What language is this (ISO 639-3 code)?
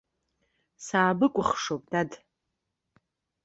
abk